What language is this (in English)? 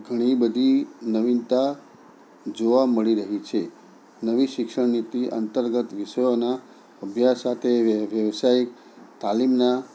Gujarati